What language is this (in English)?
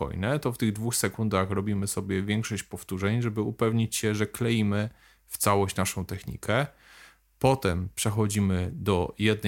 Polish